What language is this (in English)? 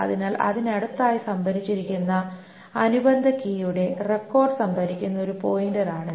Malayalam